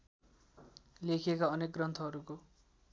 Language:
Nepali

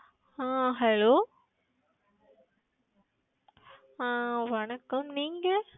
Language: Tamil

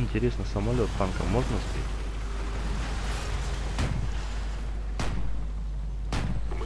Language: Russian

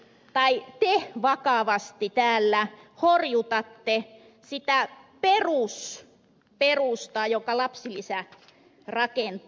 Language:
Finnish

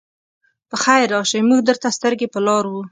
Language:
Pashto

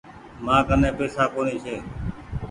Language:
Goaria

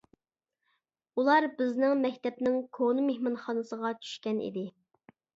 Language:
Uyghur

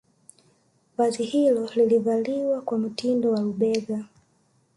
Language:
Swahili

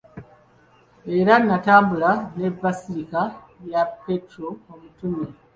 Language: Ganda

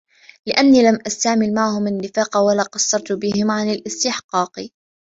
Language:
Arabic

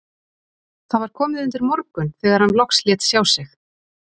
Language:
Icelandic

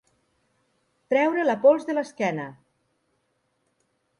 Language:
Catalan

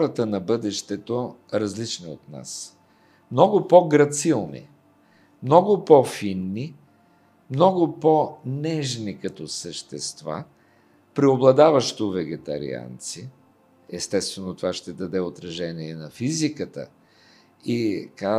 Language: Bulgarian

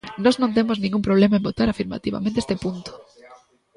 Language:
Galician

